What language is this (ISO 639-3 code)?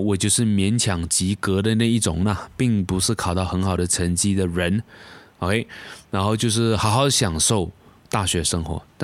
zho